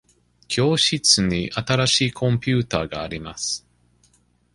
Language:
Japanese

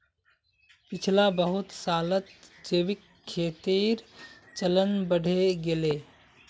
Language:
Magahi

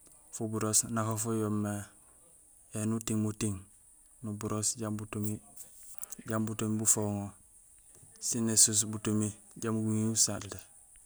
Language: Gusilay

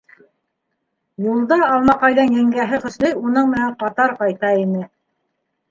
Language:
Bashkir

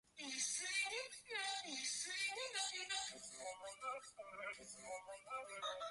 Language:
Japanese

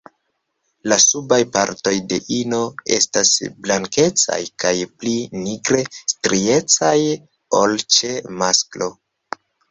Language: Esperanto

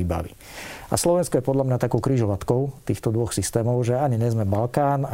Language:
Slovak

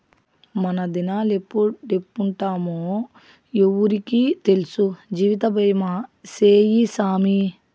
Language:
Telugu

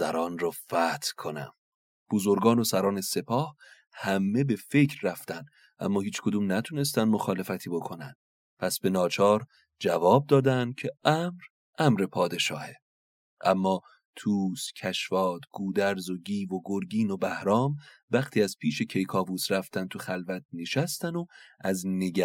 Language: Persian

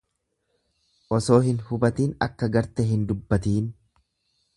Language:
Oromo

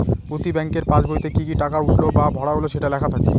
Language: Bangla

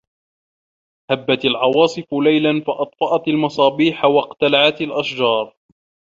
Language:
Arabic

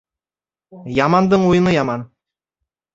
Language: Bashkir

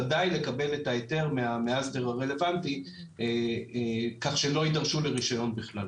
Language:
Hebrew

